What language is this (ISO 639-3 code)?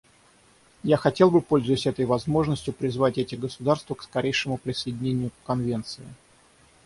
rus